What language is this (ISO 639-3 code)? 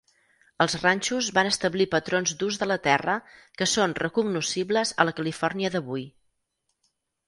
cat